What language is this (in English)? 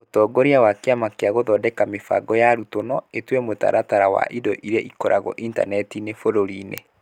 Kikuyu